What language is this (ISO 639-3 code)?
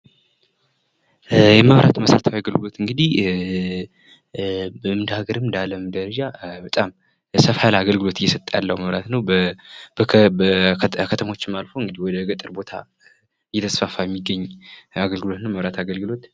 amh